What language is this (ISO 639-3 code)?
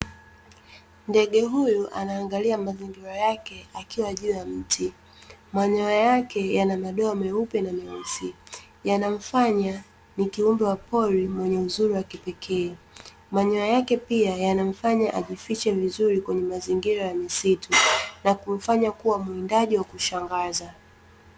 swa